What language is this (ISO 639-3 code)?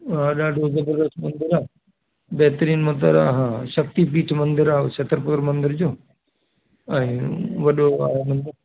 snd